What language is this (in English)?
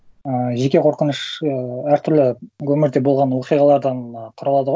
Kazakh